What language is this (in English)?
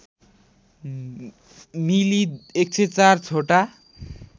Nepali